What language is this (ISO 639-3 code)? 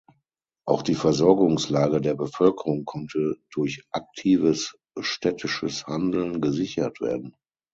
deu